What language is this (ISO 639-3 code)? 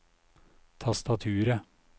nor